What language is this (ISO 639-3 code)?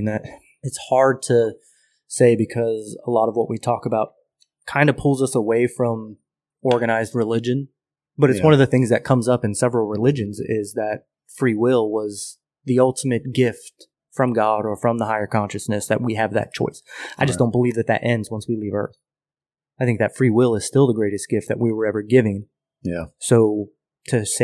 eng